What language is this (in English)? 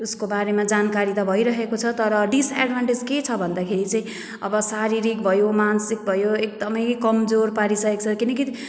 Nepali